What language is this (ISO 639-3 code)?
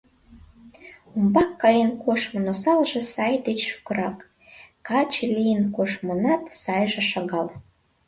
chm